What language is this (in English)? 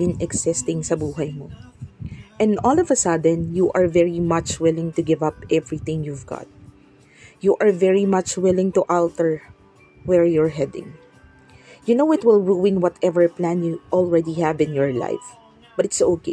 Filipino